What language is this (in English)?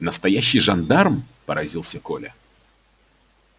Russian